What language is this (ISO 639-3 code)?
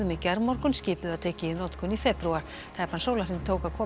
isl